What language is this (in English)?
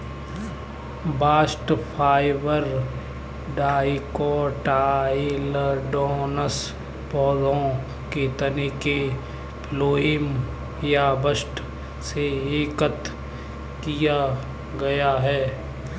Hindi